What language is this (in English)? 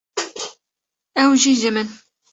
Kurdish